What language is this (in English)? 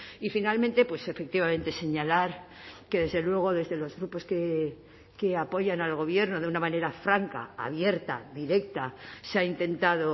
Spanish